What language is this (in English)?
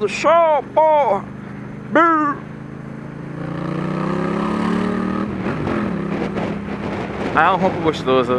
Portuguese